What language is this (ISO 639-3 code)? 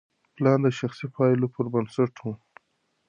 pus